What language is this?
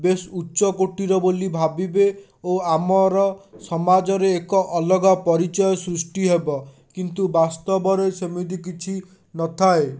Odia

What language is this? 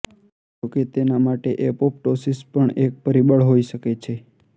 Gujarati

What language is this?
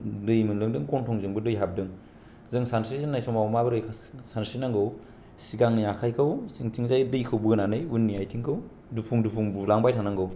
Bodo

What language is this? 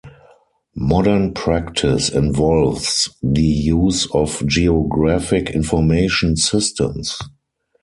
English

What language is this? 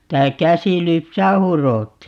Finnish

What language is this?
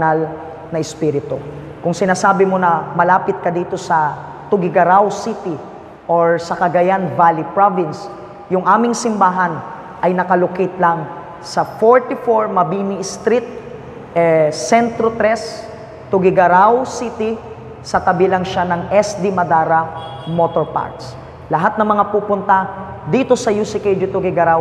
Filipino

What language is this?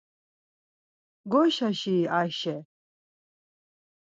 Laz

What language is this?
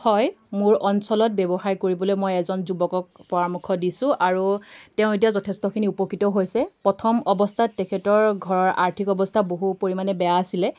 Assamese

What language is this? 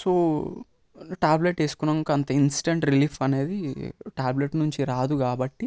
Telugu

